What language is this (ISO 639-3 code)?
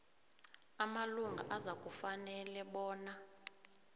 nbl